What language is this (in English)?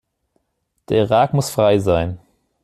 German